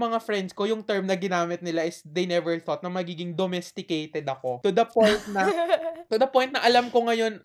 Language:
Filipino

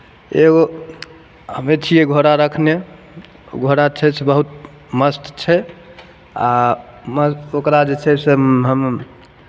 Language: Maithili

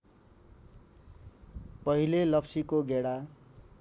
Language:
Nepali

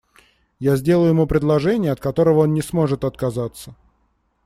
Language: Russian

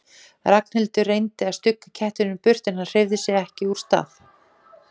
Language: Icelandic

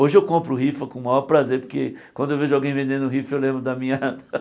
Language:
Portuguese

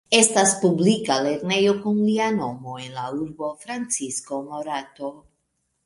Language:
Esperanto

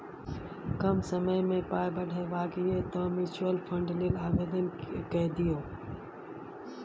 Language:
Maithili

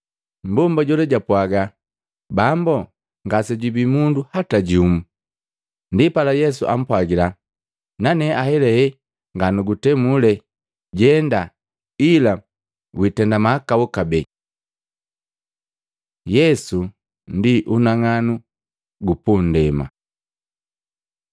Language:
Matengo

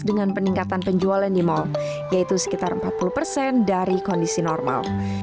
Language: Indonesian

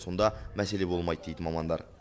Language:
Kazakh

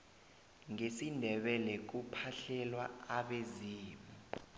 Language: South Ndebele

